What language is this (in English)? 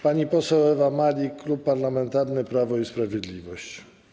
Polish